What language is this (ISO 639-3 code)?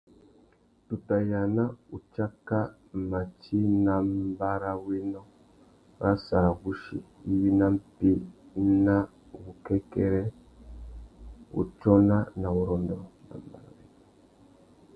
bag